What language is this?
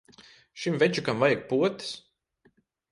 Latvian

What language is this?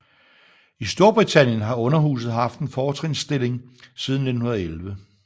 Danish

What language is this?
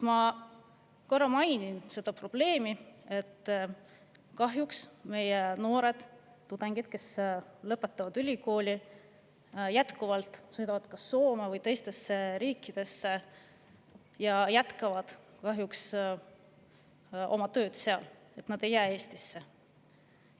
Estonian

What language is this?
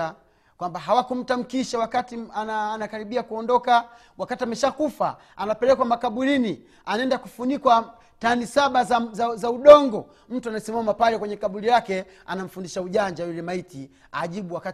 Swahili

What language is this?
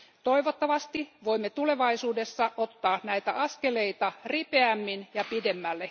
Finnish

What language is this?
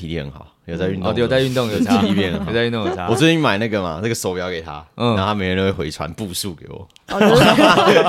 Chinese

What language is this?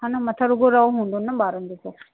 Sindhi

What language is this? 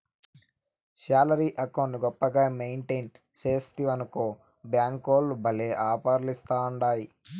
Telugu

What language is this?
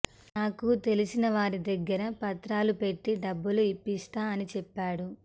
Telugu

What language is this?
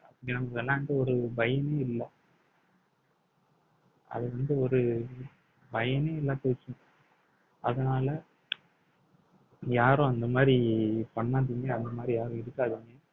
Tamil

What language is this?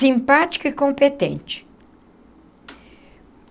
Portuguese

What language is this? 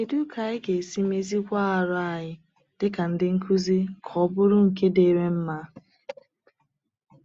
Igbo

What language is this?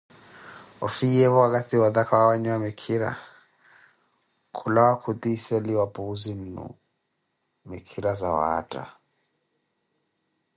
Koti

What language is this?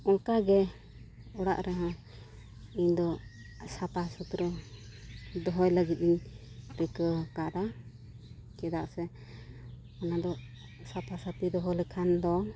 Santali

